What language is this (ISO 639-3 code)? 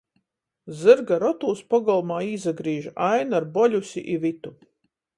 ltg